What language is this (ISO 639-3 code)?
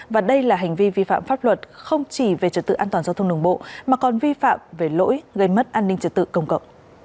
vie